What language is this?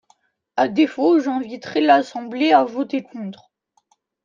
French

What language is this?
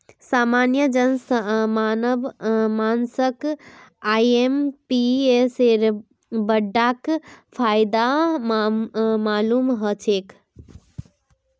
Magahi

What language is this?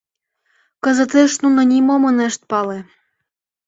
Mari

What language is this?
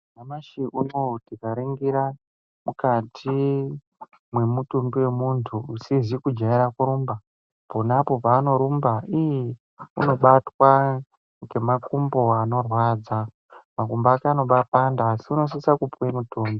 Ndau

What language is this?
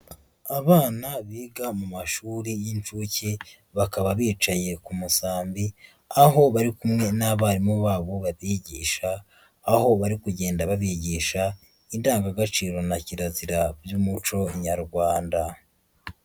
Kinyarwanda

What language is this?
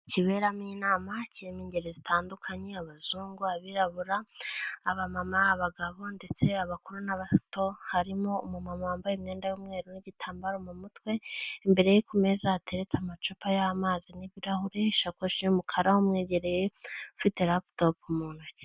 Kinyarwanda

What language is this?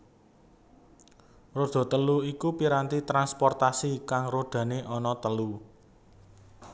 Javanese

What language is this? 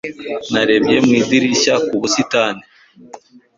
Kinyarwanda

